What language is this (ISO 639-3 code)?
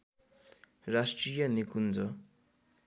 nep